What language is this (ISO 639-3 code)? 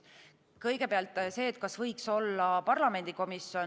est